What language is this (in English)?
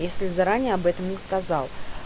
Russian